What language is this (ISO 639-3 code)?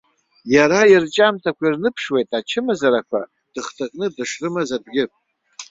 abk